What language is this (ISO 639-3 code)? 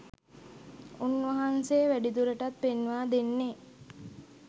sin